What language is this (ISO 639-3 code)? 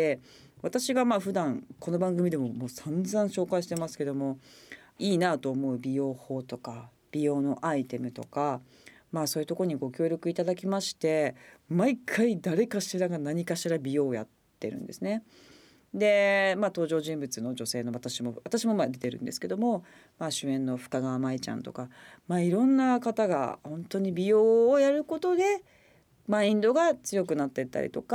jpn